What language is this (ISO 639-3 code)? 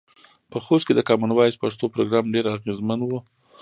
pus